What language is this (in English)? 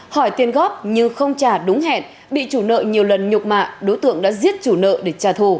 Vietnamese